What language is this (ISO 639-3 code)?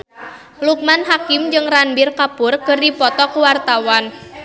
sun